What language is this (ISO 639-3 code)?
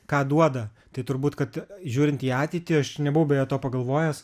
lit